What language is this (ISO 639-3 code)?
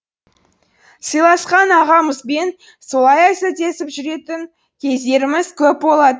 kaz